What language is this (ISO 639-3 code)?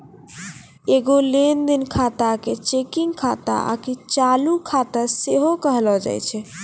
mai